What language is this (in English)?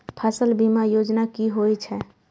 Maithili